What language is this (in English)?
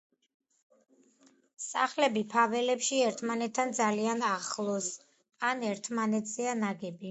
Georgian